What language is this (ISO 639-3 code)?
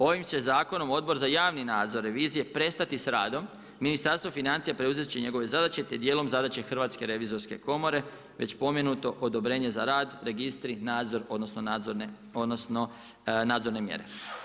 hrv